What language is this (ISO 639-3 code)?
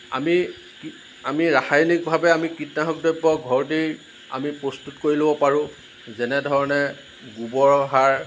asm